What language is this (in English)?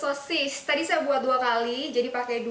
Indonesian